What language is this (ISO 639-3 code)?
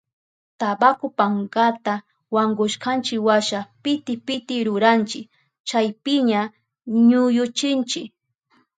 qup